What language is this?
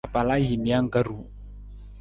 Nawdm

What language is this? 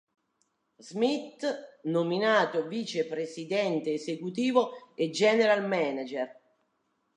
Italian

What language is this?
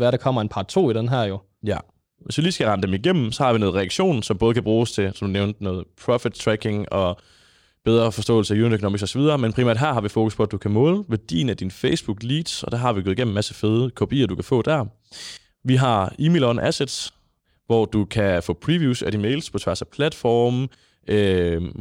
Danish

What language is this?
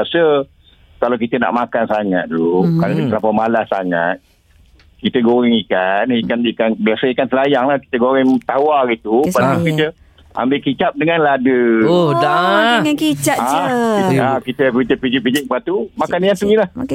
Malay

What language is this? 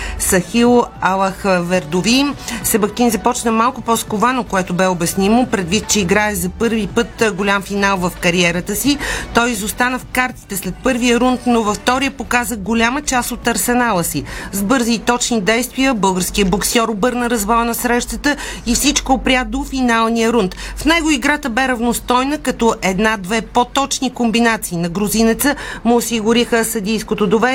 Bulgarian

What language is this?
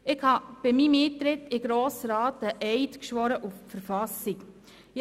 Swiss German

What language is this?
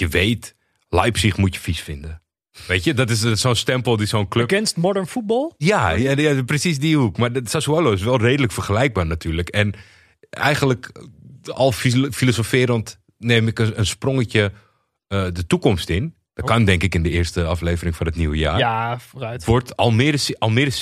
Dutch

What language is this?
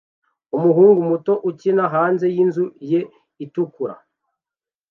Kinyarwanda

